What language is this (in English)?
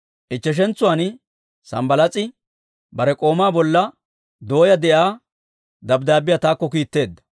Dawro